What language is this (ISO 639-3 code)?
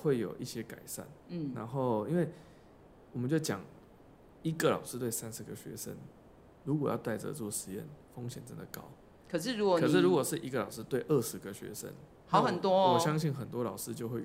zho